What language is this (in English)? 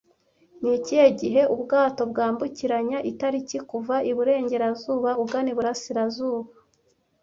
Kinyarwanda